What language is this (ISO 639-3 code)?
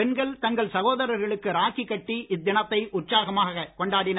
tam